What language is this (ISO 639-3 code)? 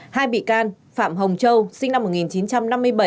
vie